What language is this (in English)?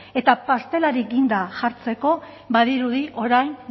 Basque